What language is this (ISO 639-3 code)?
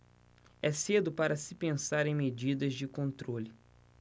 por